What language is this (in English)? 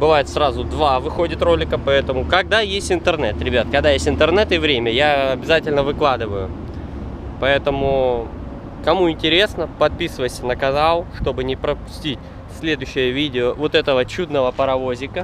Russian